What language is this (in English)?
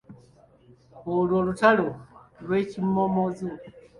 Ganda